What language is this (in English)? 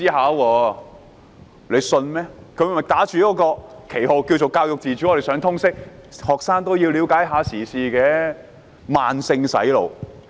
Cantonese